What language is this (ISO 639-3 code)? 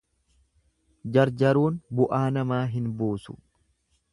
orm